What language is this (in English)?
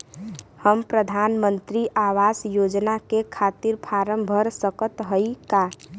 Bhojpuri